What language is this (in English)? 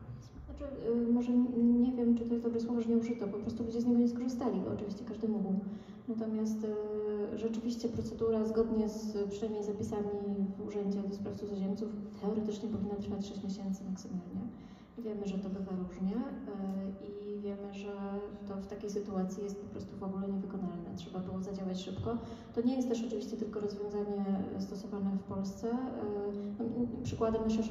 Polish